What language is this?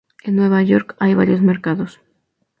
Spanish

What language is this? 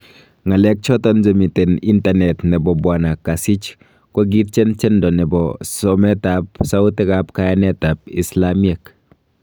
Kalenjin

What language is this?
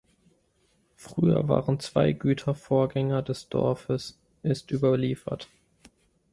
German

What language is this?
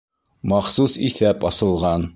Bashkir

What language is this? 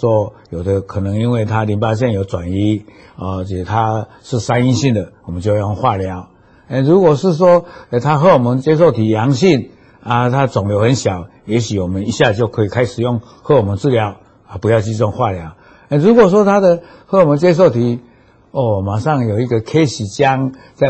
Chinese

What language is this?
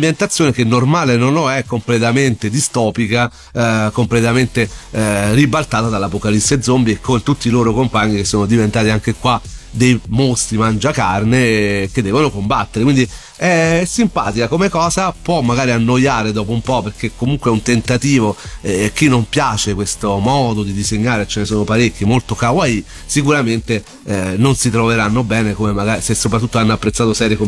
Italian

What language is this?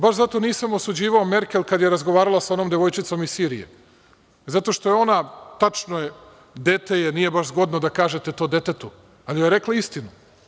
Serbian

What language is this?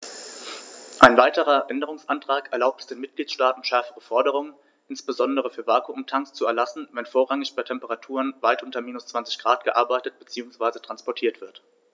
German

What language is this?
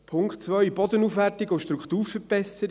Swiss German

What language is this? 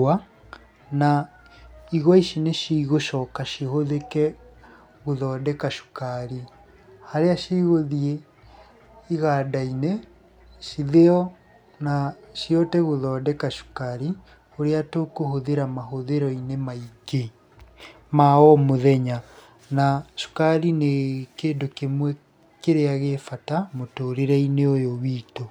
Kikuyu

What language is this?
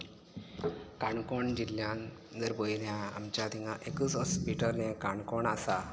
Konkani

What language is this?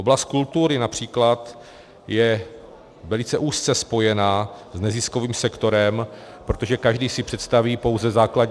Czech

